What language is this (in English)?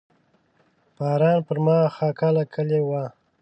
Pashto